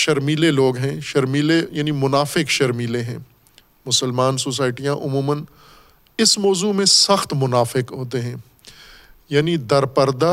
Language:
Urdu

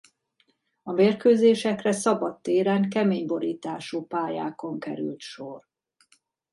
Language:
Hungarian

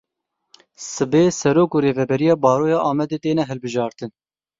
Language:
Kurdish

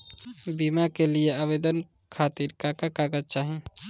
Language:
Bhojpuri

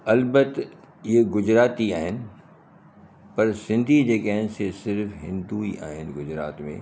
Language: Sindhi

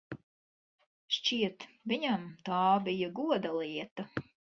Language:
Latvian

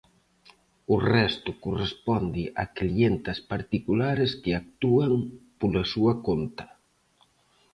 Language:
Galician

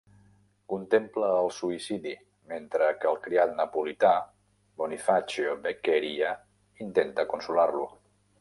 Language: Catalan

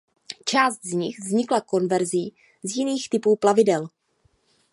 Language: Czech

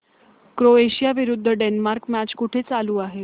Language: Marathi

